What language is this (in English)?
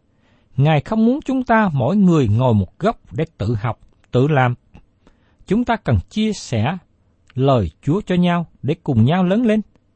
Vietnamese